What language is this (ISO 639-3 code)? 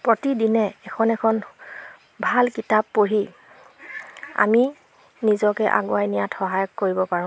asm